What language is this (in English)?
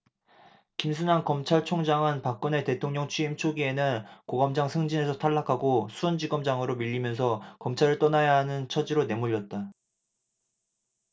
Korean